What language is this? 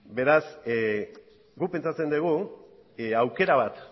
Basque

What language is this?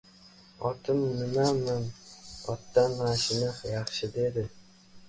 Uzbek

